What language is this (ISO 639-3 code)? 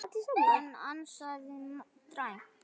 isl